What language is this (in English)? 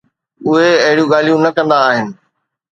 Sindhi